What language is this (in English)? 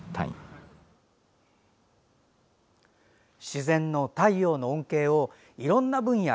Japanese